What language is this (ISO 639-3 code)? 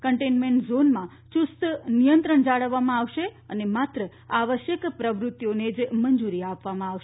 guj